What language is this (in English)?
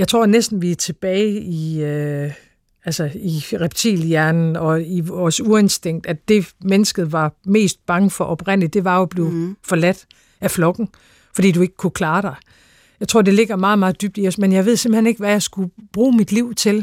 Danish